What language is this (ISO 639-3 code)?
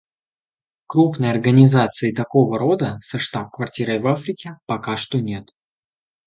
rus